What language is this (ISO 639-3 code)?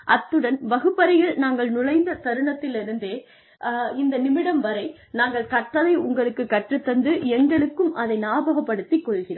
tam